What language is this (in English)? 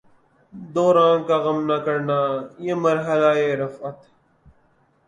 Urdu